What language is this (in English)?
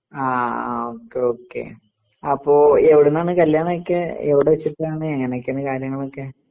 Malayalam